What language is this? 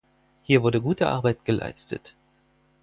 German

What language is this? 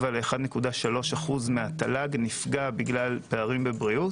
Hebrew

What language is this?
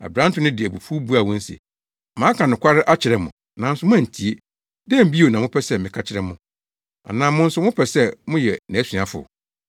Akan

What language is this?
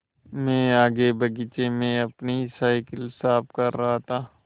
Hindi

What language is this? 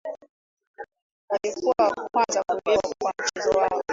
Swahili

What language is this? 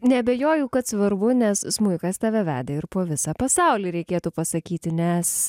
Lithuanian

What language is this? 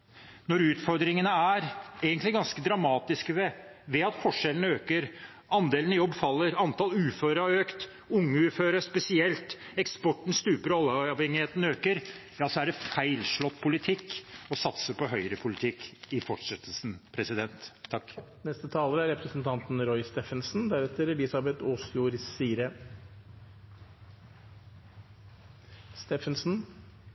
Norwegian Bokmål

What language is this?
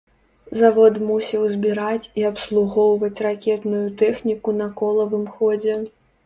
Belarusian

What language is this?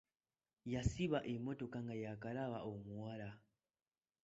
Ganda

